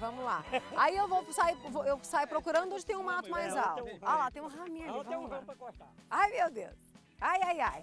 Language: Portuguese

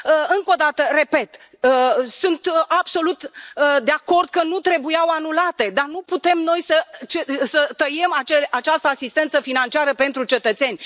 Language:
Romanian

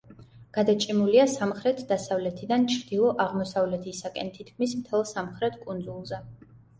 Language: Georgian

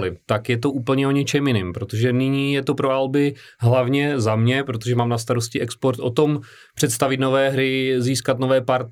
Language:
Czech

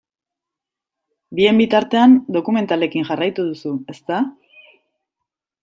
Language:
Basque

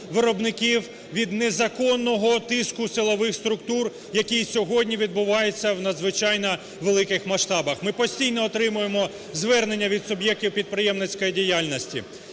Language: Ukrainian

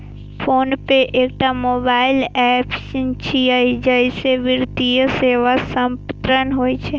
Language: Maithili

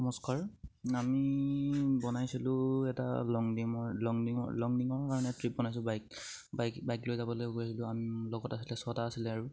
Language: Assamese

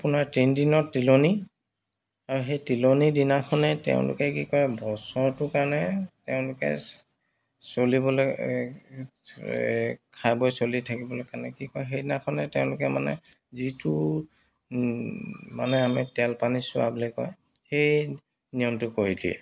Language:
Assamese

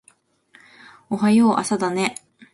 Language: Japanese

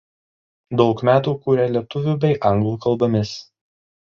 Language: Lithuanian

